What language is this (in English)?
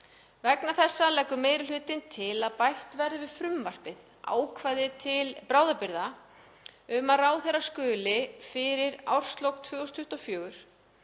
Icelandic